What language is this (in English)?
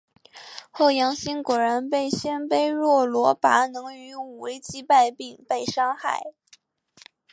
Chinese